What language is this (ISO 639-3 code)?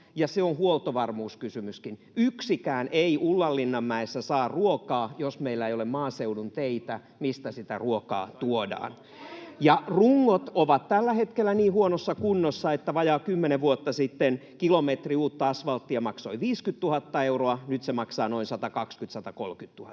fin